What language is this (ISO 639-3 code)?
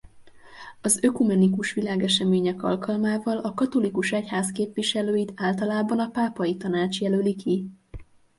hun